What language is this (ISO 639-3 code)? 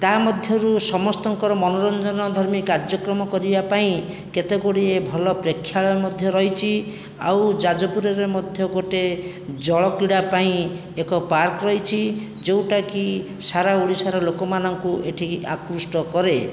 ori